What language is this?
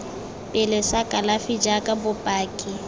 Tswana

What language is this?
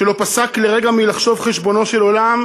Hebrew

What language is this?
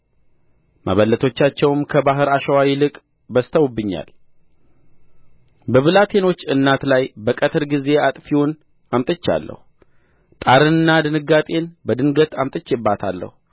Amharic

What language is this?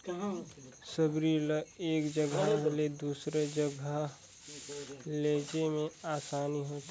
Chhattisgarhi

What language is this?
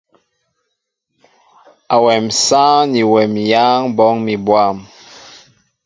Mbo (Cameroon)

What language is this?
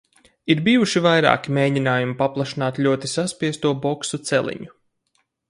Latvian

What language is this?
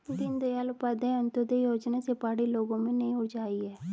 Hindi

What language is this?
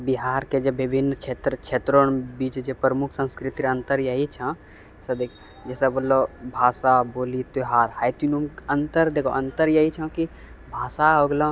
Maithili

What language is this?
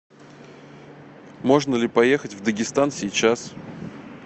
Russian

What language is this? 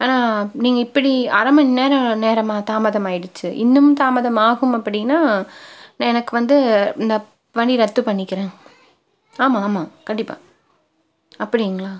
Tamil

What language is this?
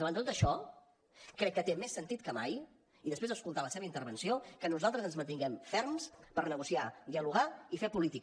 Catalan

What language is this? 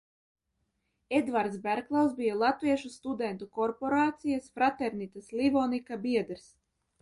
Latvian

